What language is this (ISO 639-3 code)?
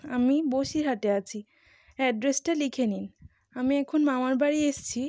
ben